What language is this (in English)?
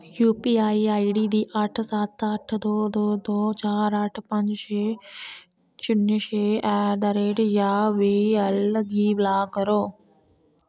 Dogri